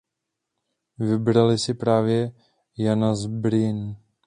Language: Czech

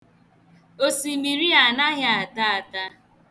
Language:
Igbo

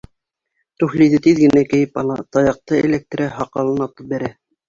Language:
Bashkir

